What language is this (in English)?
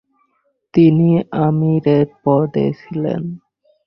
Bangla